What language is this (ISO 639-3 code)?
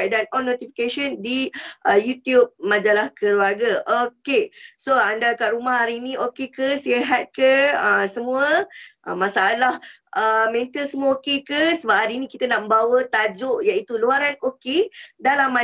msa